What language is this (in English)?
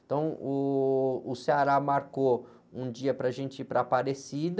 Portuguese